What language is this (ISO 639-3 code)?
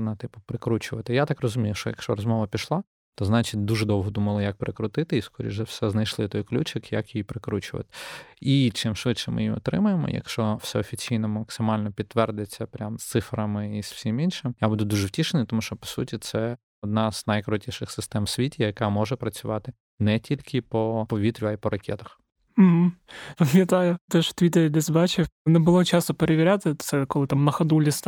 ukr